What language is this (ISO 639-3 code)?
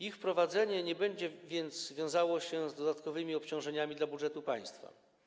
pol